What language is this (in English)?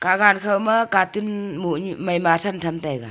Wancho Naga